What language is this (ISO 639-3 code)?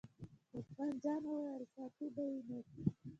pus